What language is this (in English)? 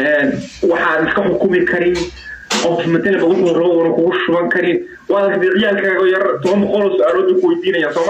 Arabic